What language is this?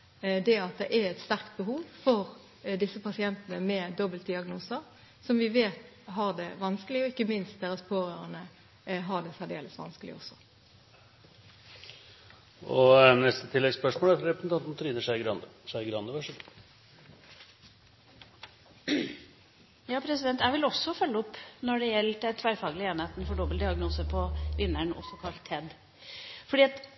Norwegian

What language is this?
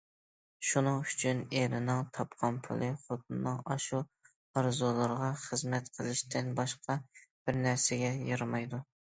Uyghur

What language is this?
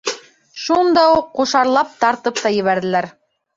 Bashkir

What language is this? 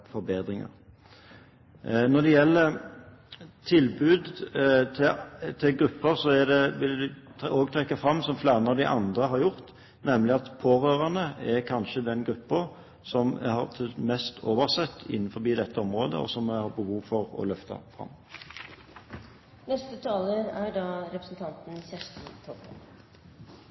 Norwegian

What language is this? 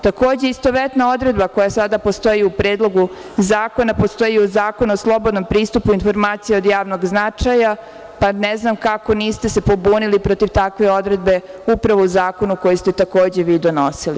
Serbian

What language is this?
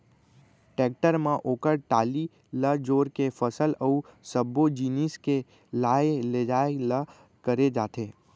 Chhattisgarhi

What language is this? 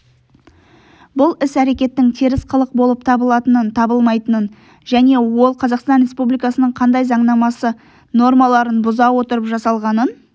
Kazakh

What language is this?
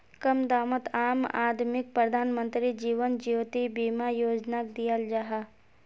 Magahi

